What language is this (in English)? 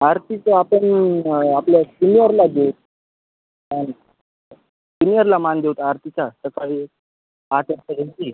Marathi